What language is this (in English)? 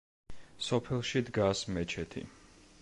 Georgian